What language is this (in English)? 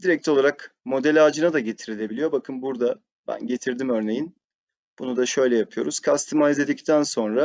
Turkish